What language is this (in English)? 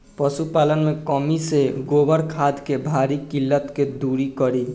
Bhojpuri